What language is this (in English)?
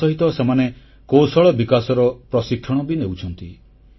Odia